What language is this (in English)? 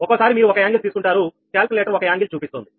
Telugu